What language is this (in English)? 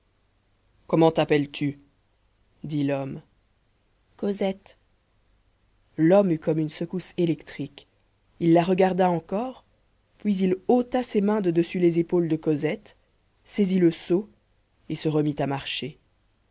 French